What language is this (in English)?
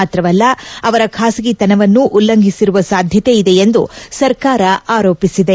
Kannada